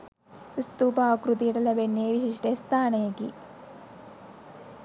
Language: Sinhala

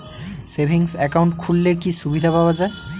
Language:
Bangla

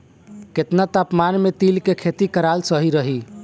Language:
Bhojpuri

